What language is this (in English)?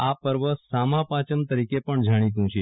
Gujarati